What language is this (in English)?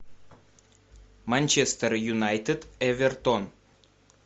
Russian